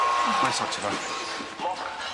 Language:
Welsh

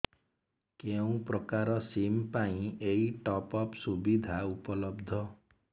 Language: Odia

